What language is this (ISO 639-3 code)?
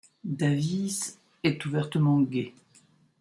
fra